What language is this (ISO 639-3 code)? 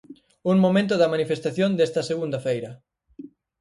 glg